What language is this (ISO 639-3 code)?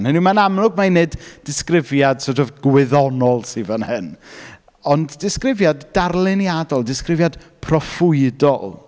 cym